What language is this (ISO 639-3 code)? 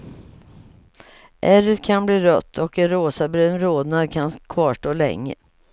swe